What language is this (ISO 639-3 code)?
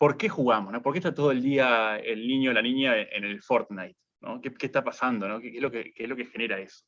spa